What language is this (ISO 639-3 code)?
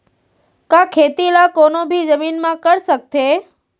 hne